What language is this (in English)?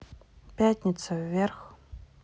Russian